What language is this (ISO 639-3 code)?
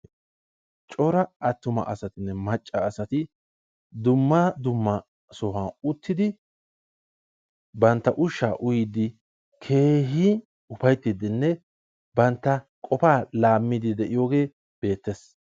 wal